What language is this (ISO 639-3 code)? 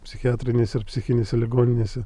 lit